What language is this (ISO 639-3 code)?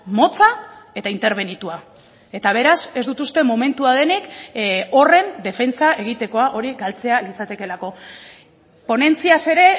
eus